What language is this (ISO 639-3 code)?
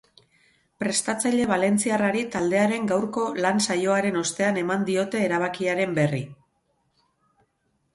eus